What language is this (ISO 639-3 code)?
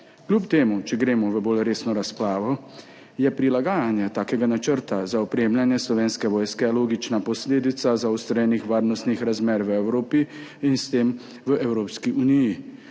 slv